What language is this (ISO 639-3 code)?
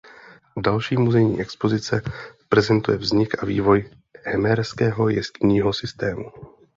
ces